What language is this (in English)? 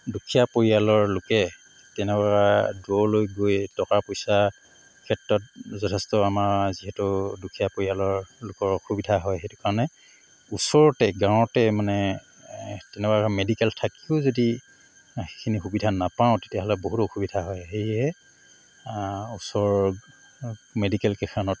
Assamese